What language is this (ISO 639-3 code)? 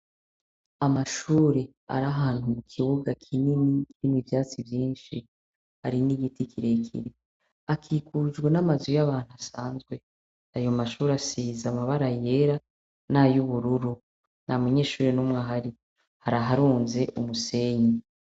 run